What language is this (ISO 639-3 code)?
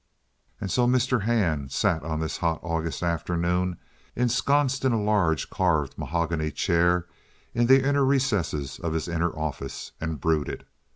eng